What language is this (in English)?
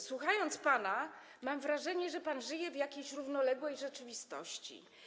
Polish